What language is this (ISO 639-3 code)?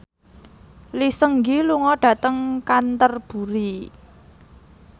jav